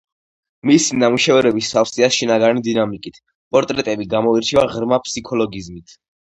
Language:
Georgian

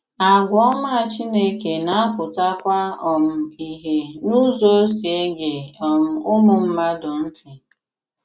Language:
Igbo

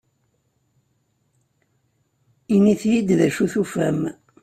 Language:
Kabyle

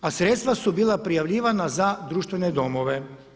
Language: Croatian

